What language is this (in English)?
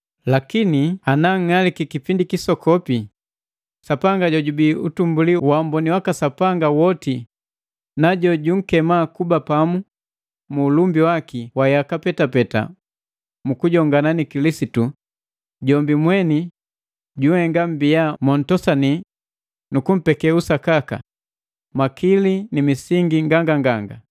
Matengo